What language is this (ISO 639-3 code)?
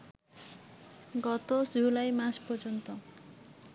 ben